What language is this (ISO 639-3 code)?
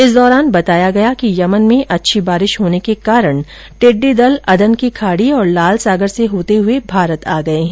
hin